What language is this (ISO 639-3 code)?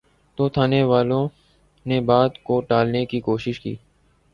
urd